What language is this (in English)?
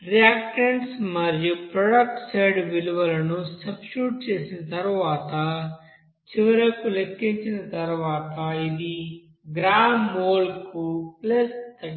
Telugu